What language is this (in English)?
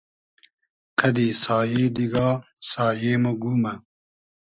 Hazaragi